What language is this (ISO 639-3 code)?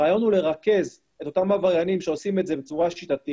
heb